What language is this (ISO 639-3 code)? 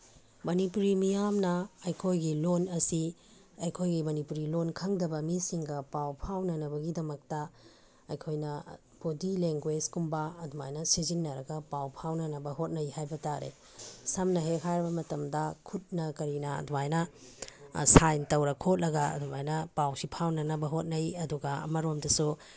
mni